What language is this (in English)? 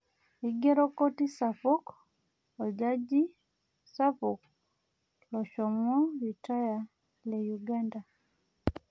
Masai